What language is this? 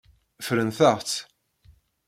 Kabyle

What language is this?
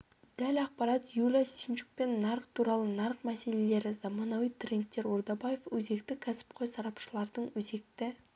Kazakh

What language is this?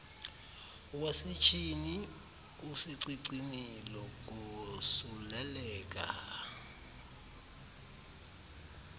Xhosa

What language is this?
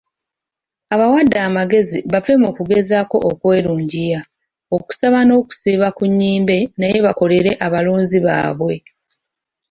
Ganda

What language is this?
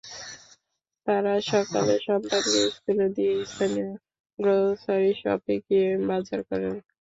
Bangla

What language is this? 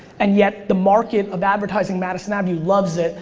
English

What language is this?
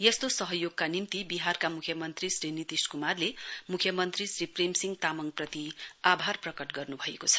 Nepali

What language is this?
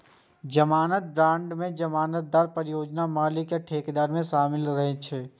Maithili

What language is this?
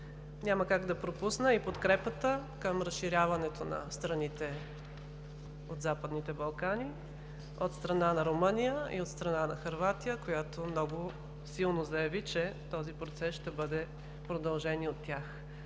Bulgarian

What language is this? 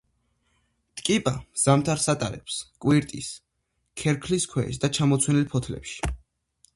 Georgian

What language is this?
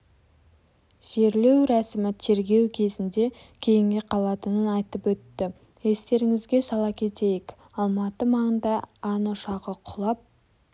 Kazakh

